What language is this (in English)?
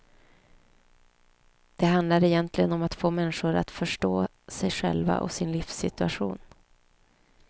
Swedish